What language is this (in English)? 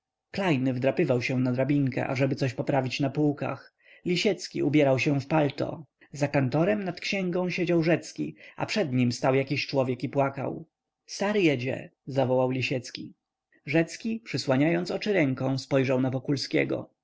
Polish